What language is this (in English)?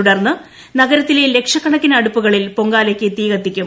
Malayalam